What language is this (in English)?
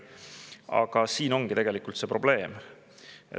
Estonian